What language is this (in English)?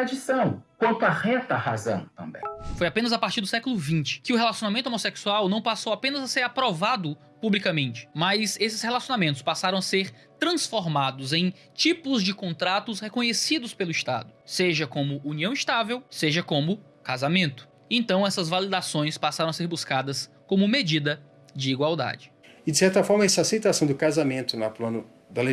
Portuguese